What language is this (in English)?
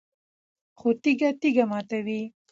Pashto